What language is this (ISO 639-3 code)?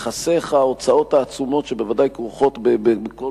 heb